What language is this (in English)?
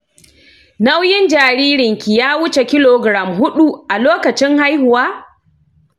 Hausa